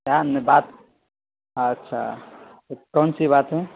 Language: Urdu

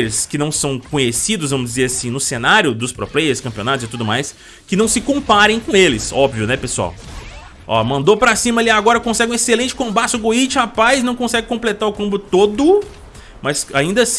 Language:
Portuguese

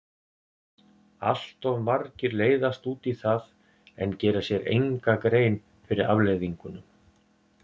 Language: Icelandic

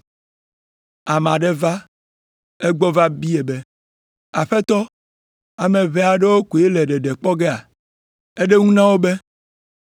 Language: Ewe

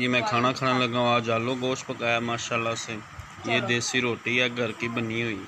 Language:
Hindi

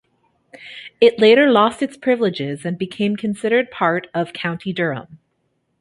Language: English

